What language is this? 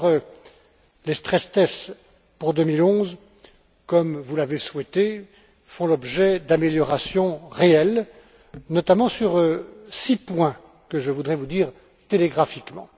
French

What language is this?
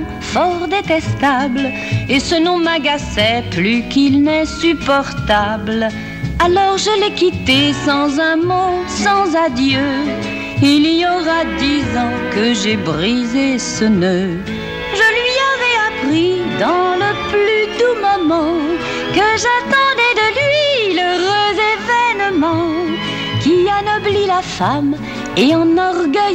French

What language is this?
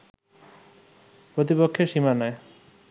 Bangla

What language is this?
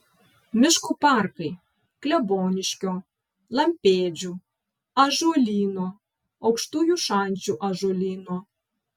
Lithuanian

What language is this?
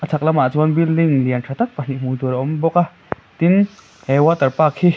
Mizo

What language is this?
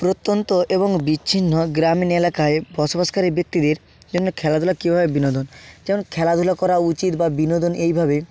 Bangla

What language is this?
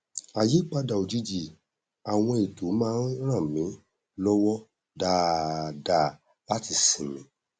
Yoruba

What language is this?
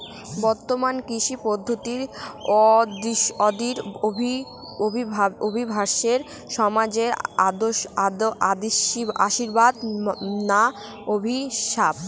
Bangla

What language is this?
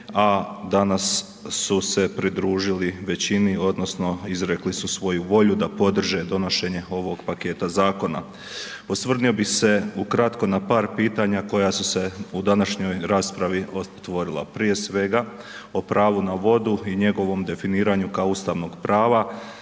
Croatian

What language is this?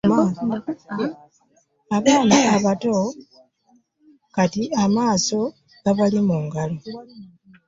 Ganda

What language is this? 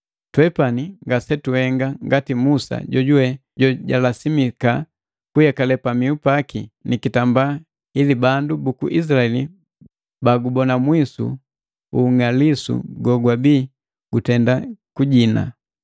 Matengo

